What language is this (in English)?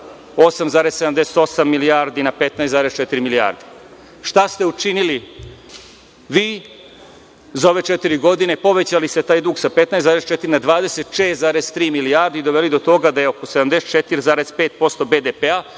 Serbian